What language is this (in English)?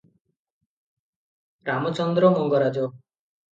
Odia